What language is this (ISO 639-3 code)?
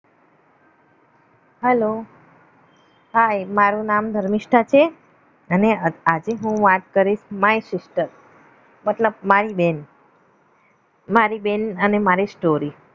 guj